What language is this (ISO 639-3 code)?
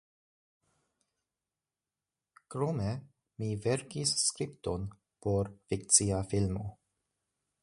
epo